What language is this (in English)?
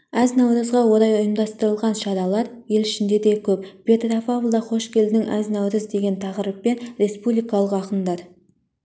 Kazakh